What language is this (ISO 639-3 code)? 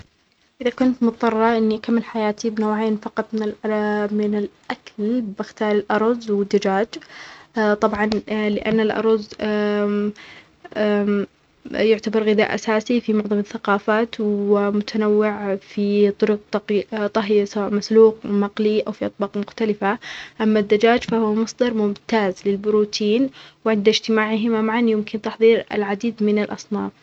acx